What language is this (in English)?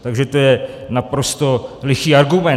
Czech